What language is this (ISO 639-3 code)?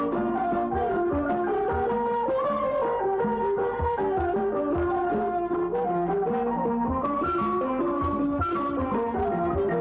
tha